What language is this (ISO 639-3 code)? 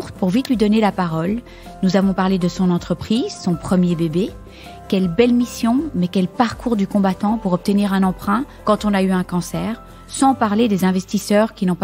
fra